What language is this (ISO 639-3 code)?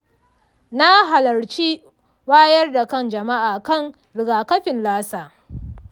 hau